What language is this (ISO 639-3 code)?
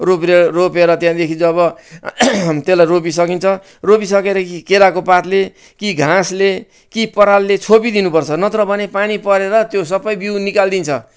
nep